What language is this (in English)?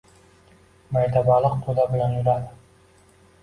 Uzbek